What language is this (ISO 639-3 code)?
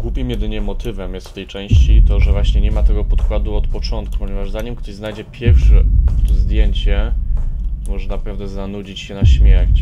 pol